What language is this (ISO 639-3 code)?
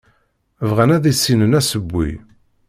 kab